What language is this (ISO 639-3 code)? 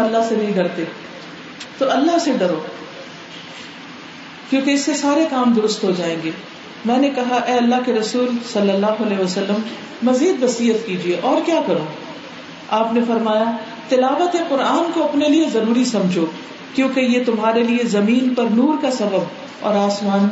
urd